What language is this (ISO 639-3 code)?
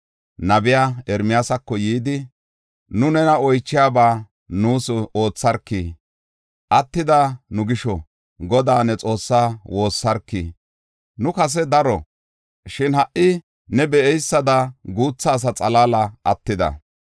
gof